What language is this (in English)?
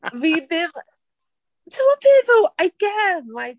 Welsh